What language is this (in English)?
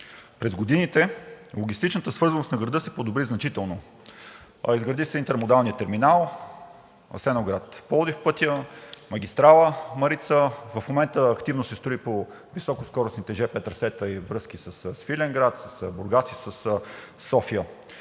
Bulgarian